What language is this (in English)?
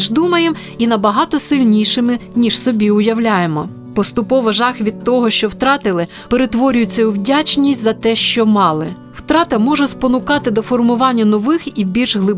Ukrainian